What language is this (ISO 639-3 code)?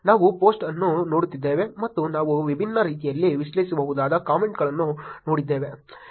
kan